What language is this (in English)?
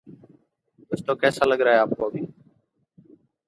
English